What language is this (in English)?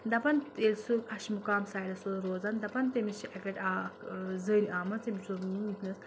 Kashmiri